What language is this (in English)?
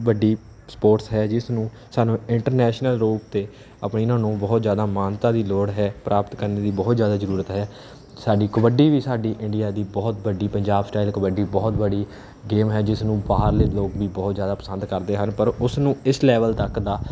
Punjabi